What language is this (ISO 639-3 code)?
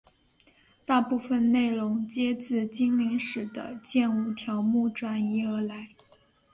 zho